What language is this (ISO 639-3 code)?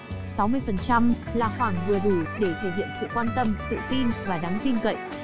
vie